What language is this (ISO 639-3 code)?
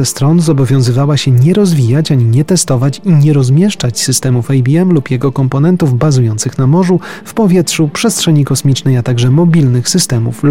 pol